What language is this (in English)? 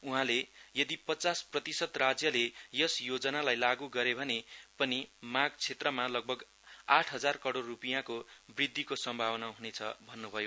Nepali